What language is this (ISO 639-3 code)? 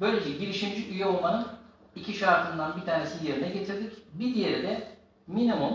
tur